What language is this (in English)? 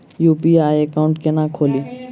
Maithili